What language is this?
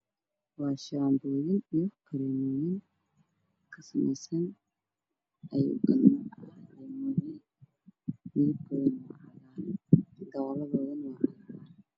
Somali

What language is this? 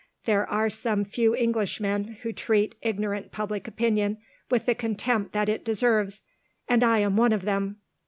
English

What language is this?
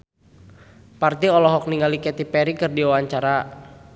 Sundanese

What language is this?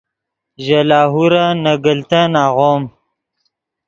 Yidgha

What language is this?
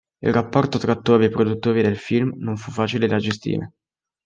Italian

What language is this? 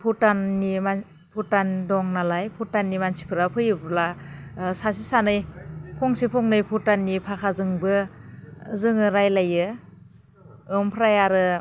Bodo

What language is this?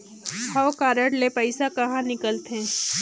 Chhattisgarhi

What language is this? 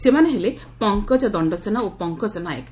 Odia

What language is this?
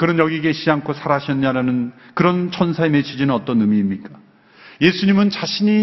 Korean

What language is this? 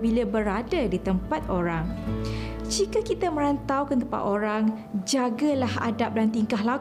Malay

